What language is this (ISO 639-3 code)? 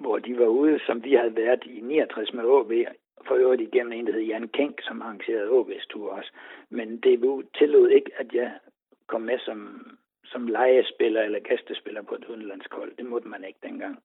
dan